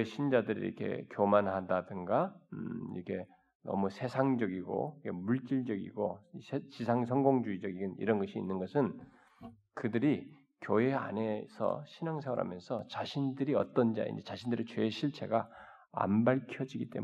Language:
Korean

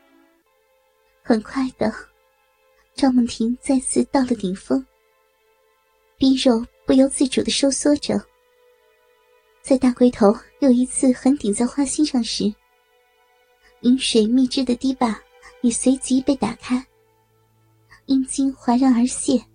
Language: Chinese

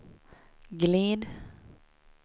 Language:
Swedish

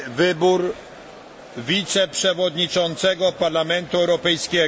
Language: Polish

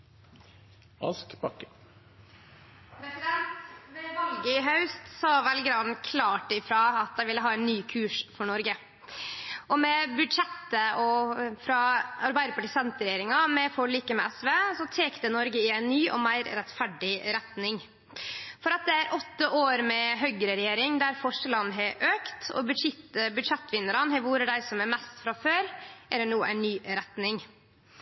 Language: Norwegian Nynorsk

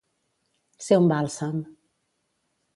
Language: Catalan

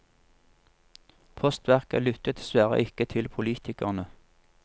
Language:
Norwegian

